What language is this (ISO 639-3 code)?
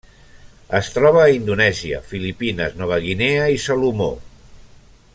cat